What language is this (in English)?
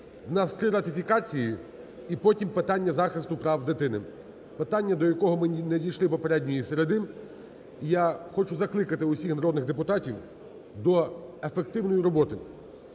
Ukrainian